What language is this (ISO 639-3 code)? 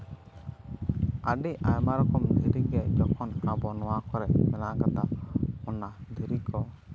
sat